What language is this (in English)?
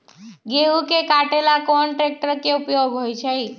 Magahi